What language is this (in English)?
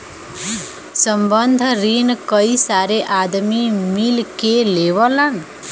Bhojpuri